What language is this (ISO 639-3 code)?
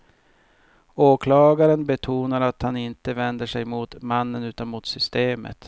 swe